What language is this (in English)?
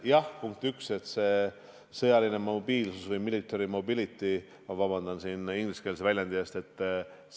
Estonian